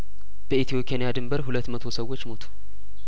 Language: Amharic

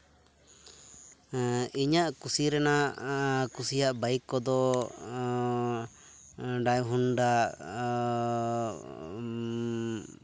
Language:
Santali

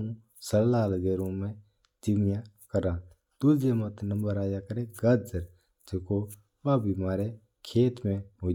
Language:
Mewari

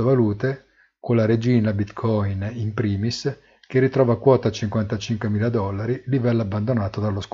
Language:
Italian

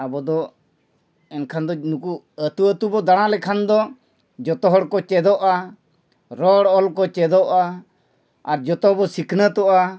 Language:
Santali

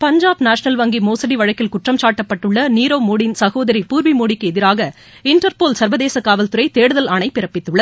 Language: Tamil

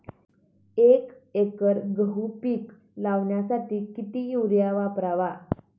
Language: Marathi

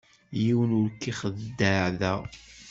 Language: Kabyle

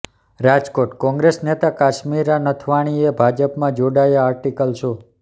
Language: Gujarati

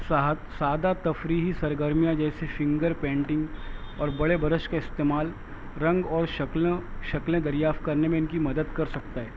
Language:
Urdu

